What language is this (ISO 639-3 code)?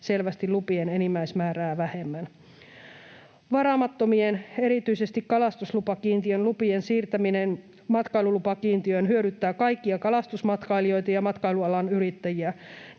fin